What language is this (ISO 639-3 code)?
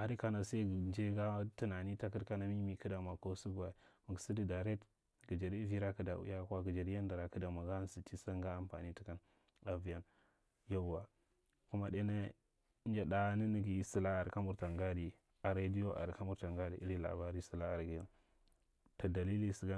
mrt